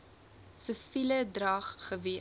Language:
Afrikaans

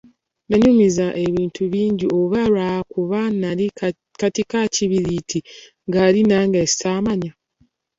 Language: Ganda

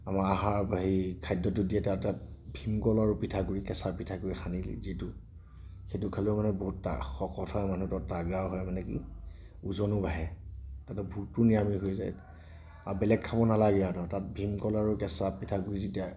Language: Assamese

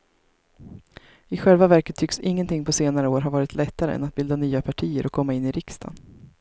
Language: Swedish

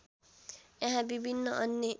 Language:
Nepali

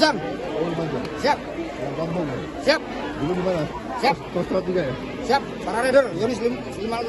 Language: Indonesian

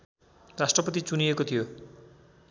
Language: Nepali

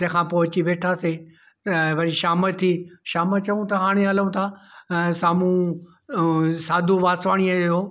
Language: Sindhi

